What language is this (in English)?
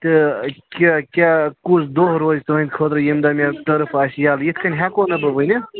Kashmiri